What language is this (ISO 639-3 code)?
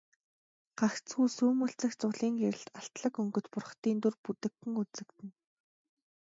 mon